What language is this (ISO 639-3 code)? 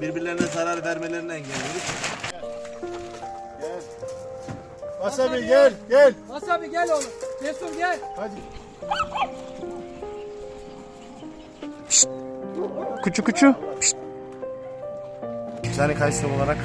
tur